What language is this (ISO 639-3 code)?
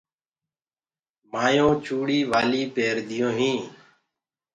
ggg